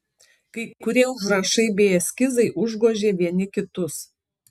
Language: Lithuanian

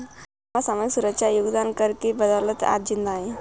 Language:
Hindi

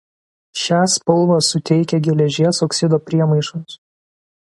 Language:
Lithuanian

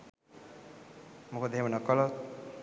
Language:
Sinhala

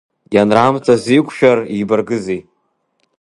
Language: Abkhazian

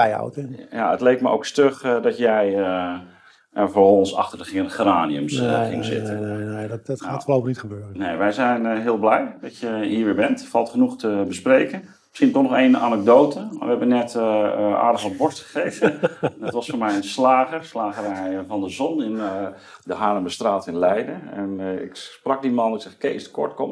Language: Dutch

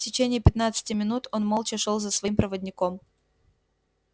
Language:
Russian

